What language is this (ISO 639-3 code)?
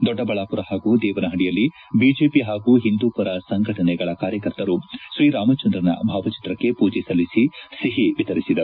kan